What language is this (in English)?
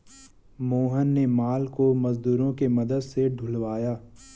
Hindi